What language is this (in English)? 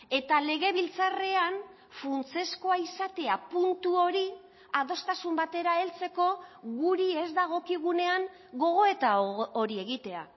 Basque